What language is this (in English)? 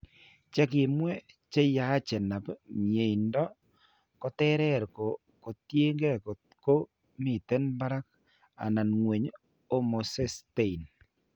Kalenjin